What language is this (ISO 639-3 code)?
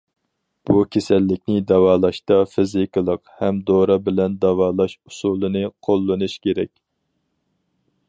uig